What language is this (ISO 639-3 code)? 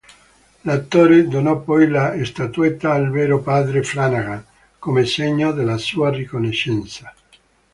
ita